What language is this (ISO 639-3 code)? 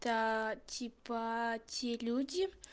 rus